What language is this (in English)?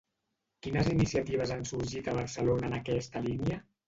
Catalan